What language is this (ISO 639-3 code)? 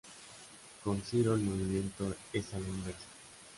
spa